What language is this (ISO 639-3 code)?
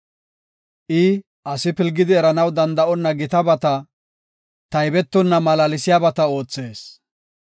gof